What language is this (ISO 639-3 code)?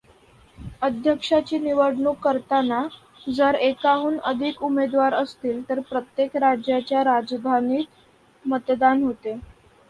mar